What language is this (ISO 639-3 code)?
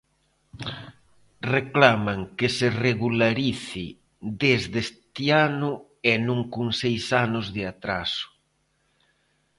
glg